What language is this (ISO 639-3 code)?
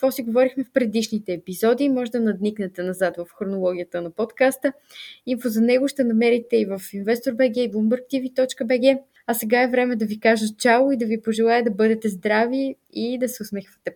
bul